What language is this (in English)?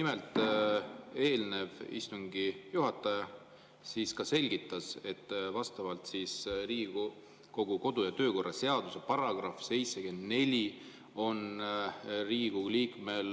Estonian